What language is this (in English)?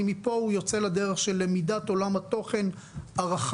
Hebrew